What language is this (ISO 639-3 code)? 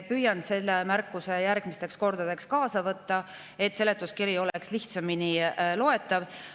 est